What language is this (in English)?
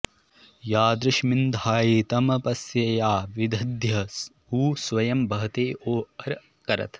Sanskrit